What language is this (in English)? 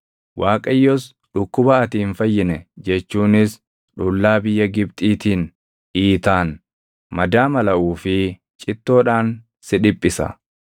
Oromo